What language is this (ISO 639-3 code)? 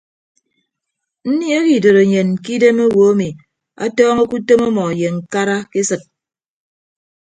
ibb